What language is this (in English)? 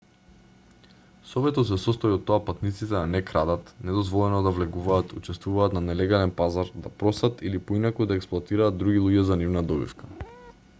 Macedonian